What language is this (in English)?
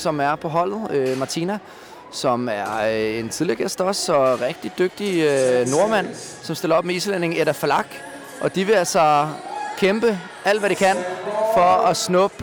Danish